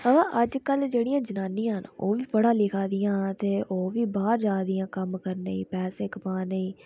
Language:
Dogri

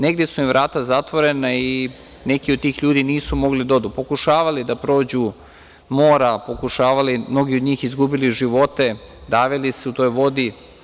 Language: Serbian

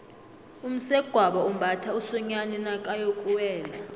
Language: South Ndebele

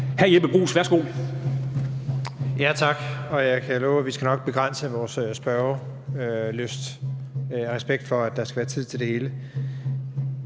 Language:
Danish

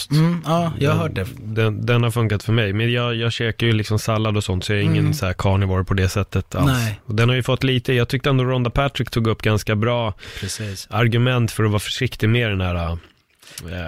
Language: Swedish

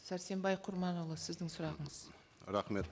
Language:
Kazakh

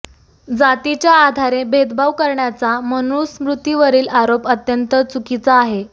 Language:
Marathi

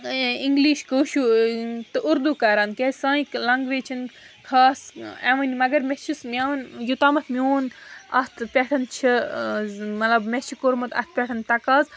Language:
Kashmiri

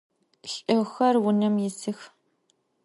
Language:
Adyghe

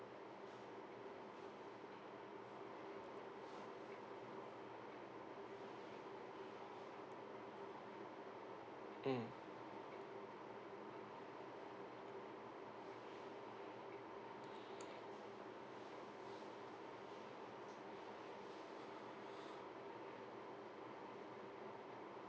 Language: English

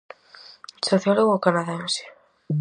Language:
Galician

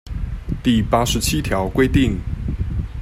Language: Chinese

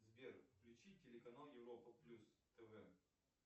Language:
Russian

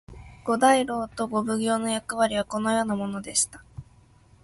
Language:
Japanese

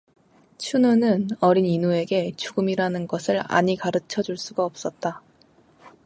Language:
Korean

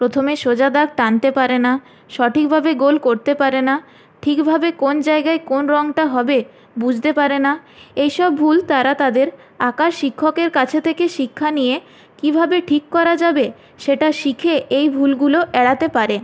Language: Bangla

